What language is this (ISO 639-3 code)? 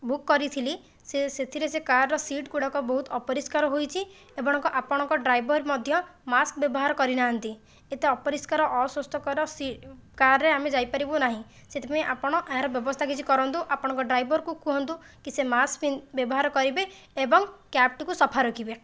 ori